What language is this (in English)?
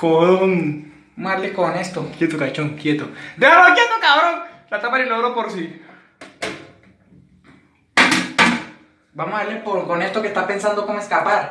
Spanish